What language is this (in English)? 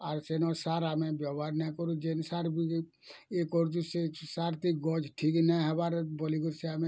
Odia